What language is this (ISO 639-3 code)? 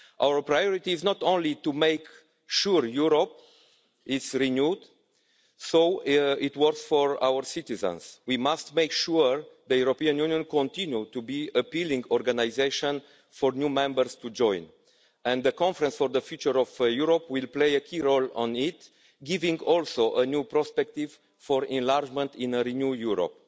eng